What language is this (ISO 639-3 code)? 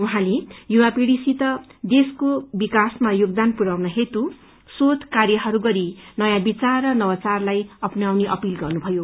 nep